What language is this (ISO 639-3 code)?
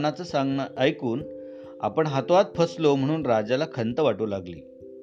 mar